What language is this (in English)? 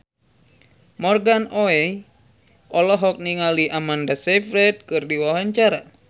Sundanese